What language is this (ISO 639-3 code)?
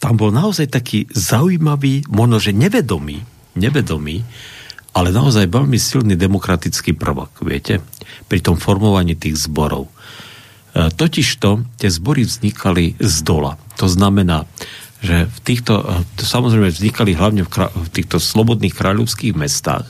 slk